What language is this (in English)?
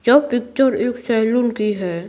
Hindi